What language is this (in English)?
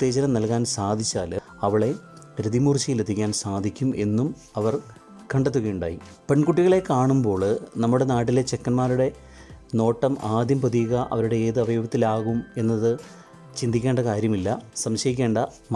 Malayalam